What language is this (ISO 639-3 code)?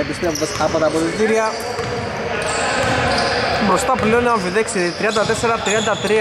ell